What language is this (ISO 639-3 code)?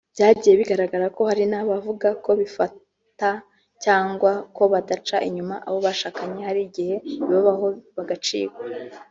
kin